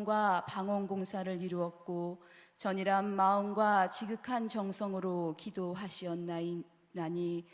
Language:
Korean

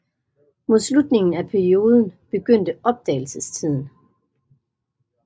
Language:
Danish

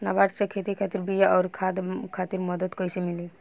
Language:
Bhojpuri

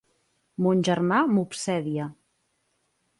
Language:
Catalan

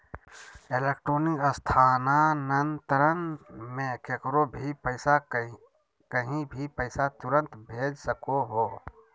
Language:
Magahi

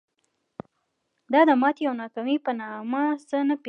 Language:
Pashto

